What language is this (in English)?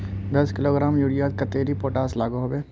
Magahi